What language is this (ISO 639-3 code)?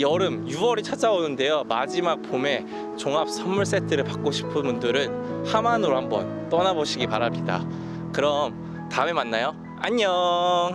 kor